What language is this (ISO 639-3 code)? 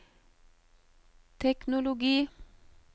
nor